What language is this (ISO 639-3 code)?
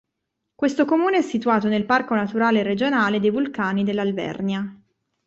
ita